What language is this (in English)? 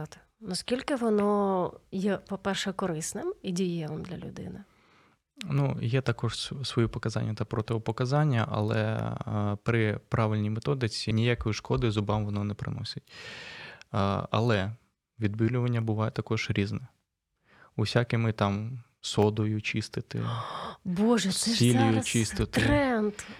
Ukrainian